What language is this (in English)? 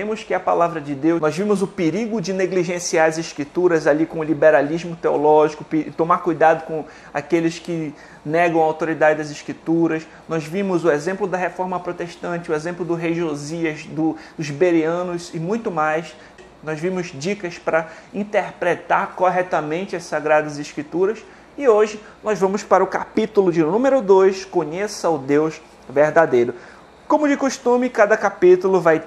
Portuguese